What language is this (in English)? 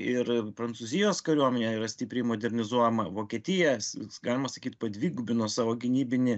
Lithuanian